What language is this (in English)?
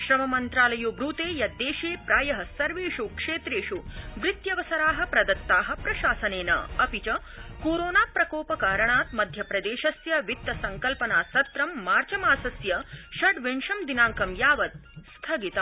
Sanskrit